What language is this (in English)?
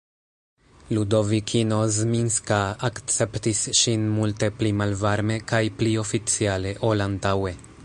Esperanto